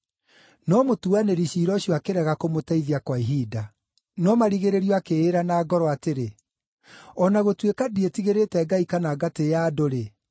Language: Kikuyu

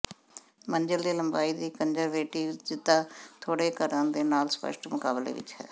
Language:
Punjabi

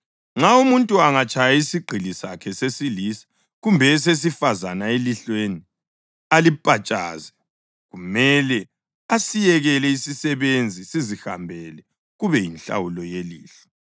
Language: North Ndebele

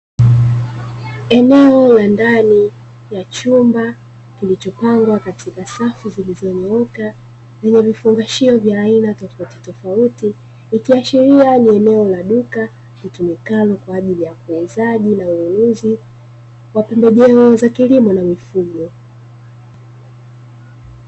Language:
Swahili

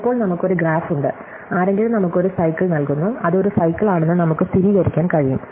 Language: Malayalam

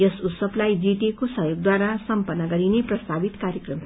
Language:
Nepali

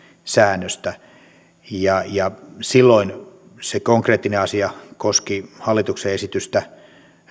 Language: Finnish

